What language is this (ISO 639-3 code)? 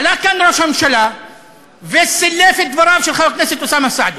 heb